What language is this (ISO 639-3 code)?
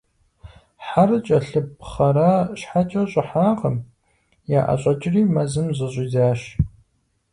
kbd